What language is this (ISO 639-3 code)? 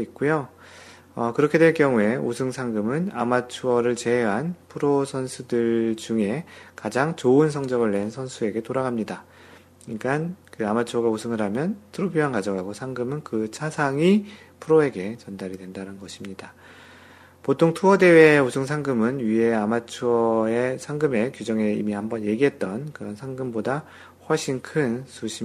kor